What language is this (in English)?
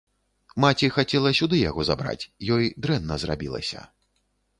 Belarusian